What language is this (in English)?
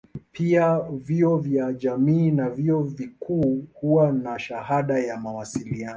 Swahili